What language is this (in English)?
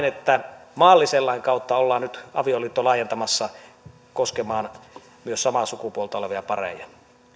Finnish